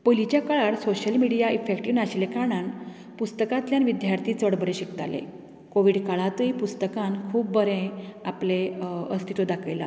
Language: Konkani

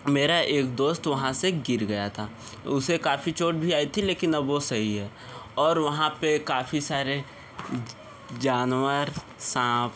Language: Hindi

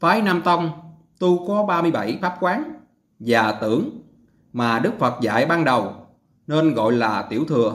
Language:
Vietnamese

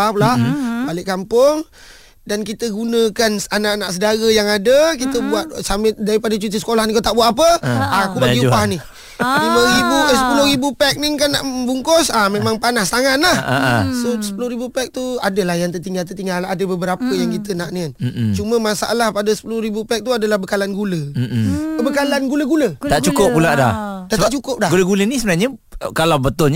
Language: Malay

